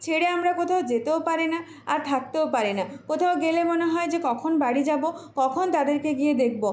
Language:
Bangla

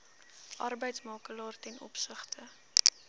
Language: Afrikaans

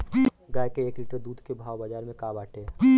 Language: Bhojpuri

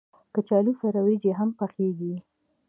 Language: Pashto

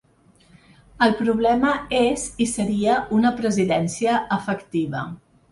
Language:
Catalan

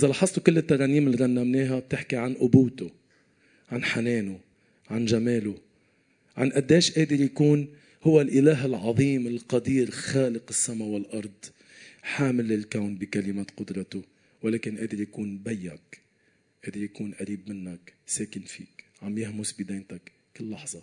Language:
Arabic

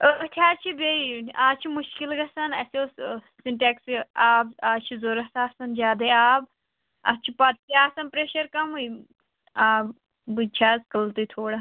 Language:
Kashmiri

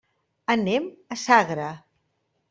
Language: Catalan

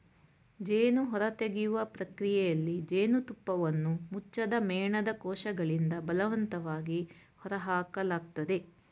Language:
Kannada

